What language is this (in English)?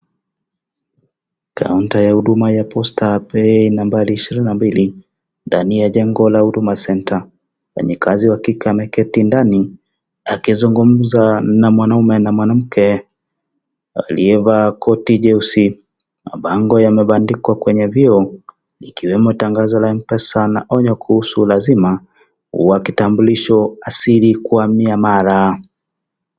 Swahili